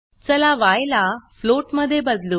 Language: Marathi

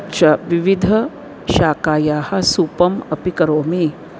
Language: Sanskrit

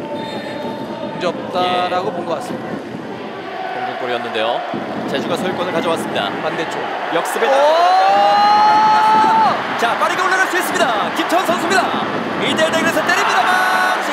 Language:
Korean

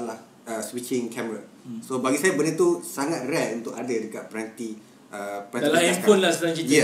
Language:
Malay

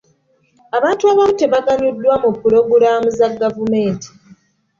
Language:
Ganda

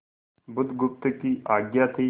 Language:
Hindi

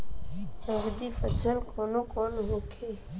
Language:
Bhojpuri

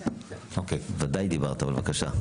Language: Hebrew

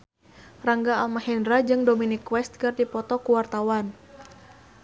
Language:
Sundanese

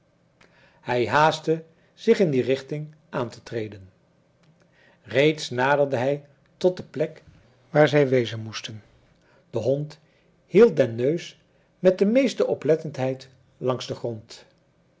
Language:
Dutch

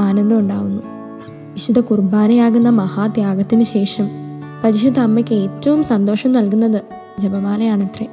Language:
Malayalam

